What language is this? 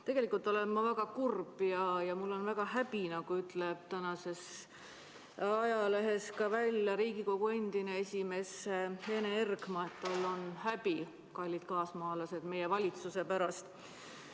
Estonian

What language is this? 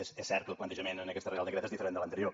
Catalan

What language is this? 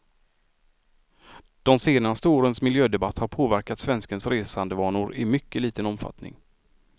Swedish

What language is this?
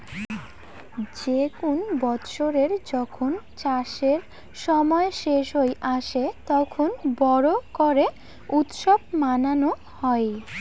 Bangla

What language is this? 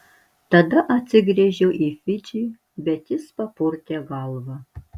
Lithuanian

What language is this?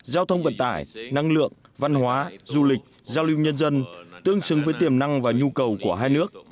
Vietnamese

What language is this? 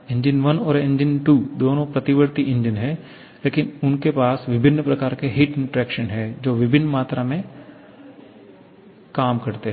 Hindi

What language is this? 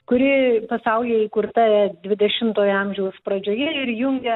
Lithuanian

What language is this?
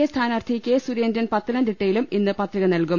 Malayalam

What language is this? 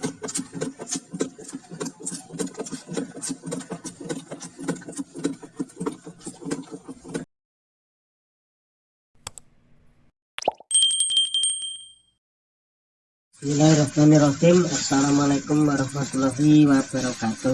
Indonesian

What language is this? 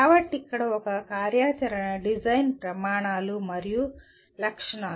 Telugu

